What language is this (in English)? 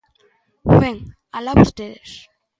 Galician